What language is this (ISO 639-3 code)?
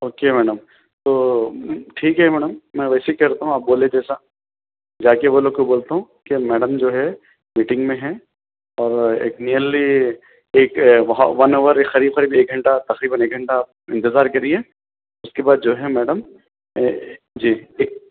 urd